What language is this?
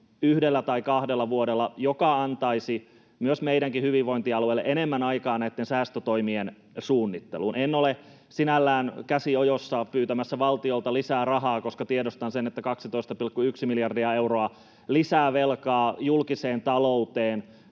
Finnish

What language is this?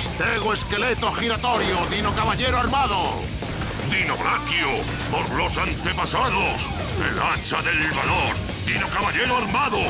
Spanish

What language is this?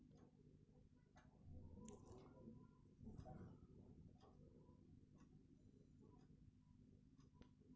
Marathi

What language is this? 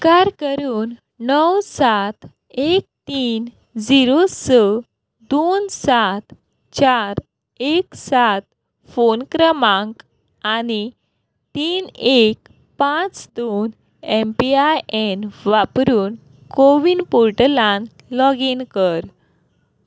Konkani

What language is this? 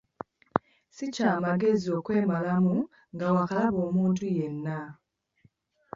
Ganda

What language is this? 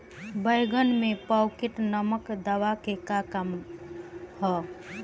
Bhojpuri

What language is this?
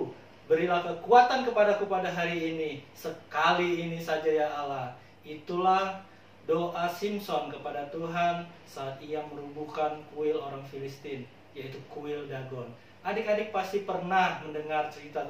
Indonesian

